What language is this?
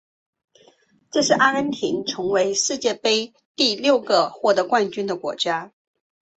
Chinese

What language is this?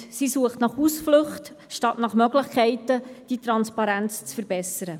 Swiss German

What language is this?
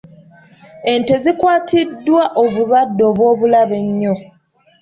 Ganda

